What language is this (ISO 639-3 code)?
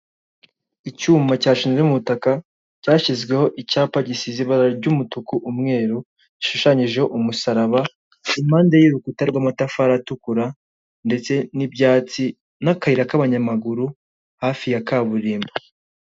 kin